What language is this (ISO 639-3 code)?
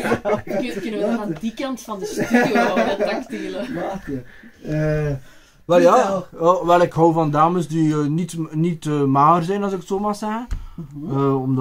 nld